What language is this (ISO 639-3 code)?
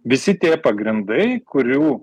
lit